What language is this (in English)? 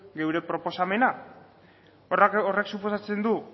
Basque